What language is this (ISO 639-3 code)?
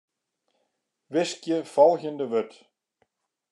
fry